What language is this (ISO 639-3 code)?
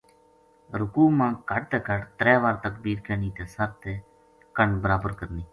gju